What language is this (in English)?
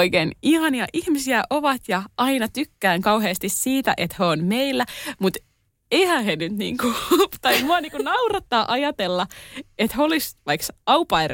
Finnish